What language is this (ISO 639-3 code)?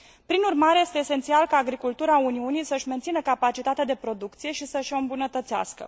ron